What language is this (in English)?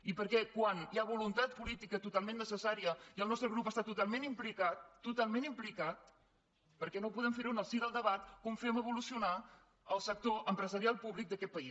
Catalan